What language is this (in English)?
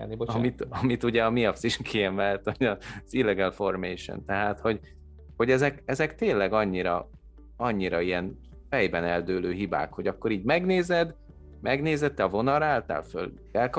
Hungarian